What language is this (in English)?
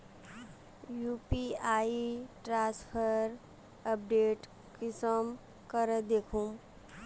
Magahi